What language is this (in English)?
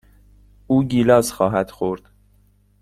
Persian